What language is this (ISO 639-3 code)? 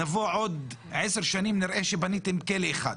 heb